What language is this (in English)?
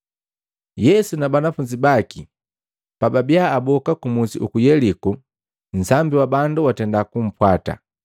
Matengo